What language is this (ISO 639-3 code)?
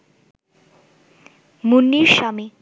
ben